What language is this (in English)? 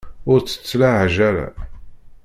Kabyle